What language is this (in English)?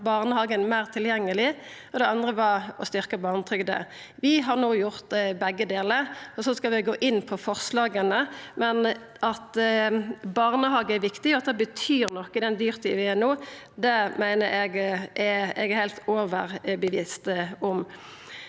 Norwegian